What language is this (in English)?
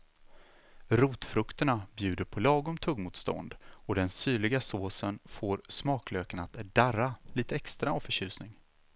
Swedish